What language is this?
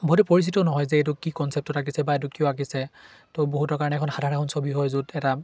Assamese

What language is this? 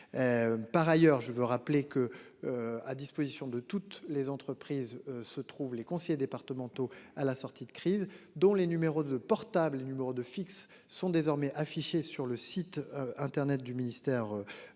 French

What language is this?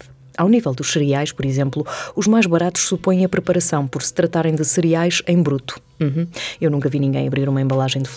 Portuguese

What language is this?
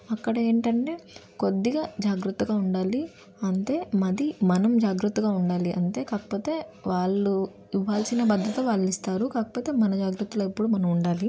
Telugu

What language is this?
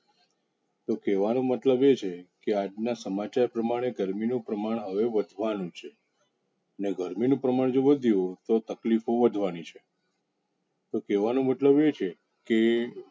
Gujarati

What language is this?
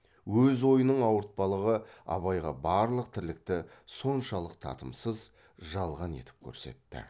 Kazakh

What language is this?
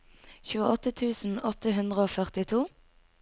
Norwegian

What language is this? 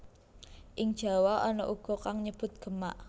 Javanese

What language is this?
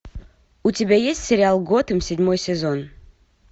Russian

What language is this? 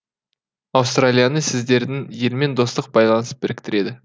Kazakh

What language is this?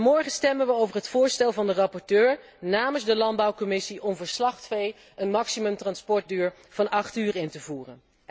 Dutch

